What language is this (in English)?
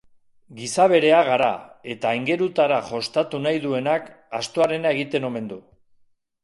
Basque